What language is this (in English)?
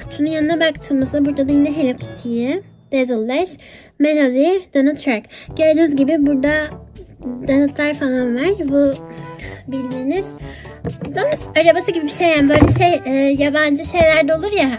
Turkish